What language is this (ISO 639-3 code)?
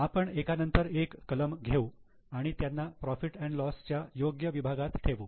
mar